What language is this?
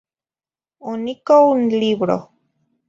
Zacatlán-Ahuacatlán-Tepetzintla Nahuatl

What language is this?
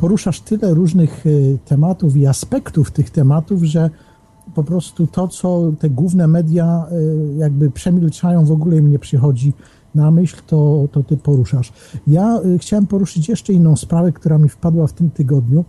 Polish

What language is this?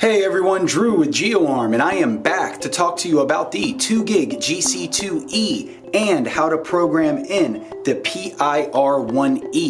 English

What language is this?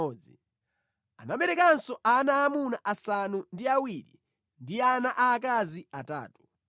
Nyanja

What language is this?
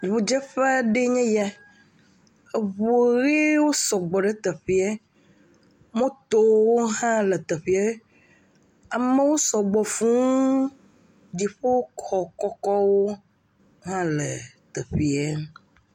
Ewe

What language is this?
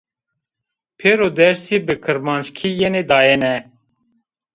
Zaza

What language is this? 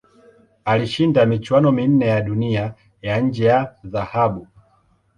Swahili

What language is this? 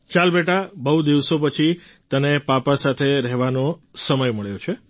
Gujarati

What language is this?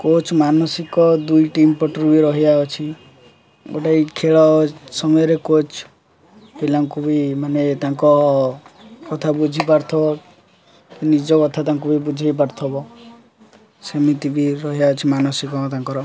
Odia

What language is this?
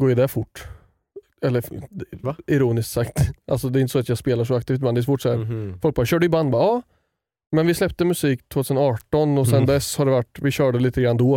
Swedish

